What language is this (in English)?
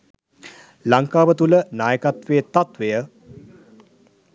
Sinhala